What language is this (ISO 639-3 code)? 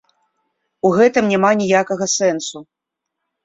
bel